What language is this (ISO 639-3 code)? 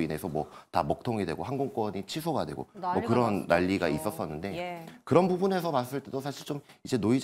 kor